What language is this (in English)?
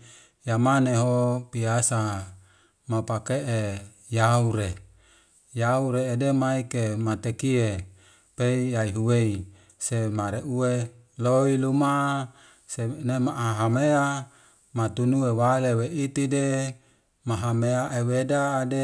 Wemale